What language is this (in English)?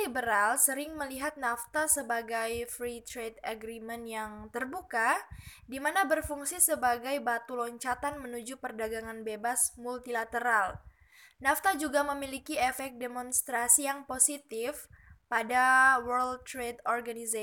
Indonesian